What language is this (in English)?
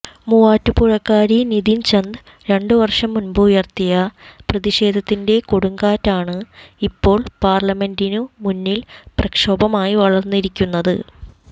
Malayalam